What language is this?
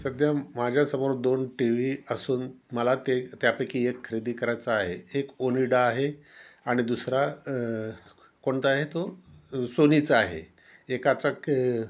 Marathi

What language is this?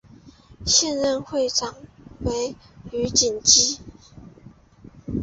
Chinese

